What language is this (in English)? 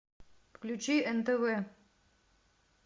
Russian